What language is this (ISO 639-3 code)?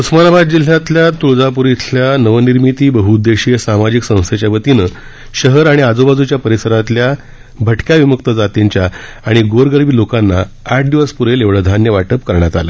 mar